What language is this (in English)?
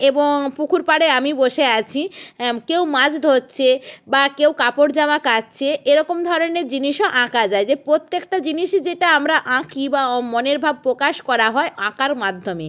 Bangla